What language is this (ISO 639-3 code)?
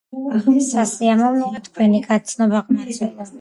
kat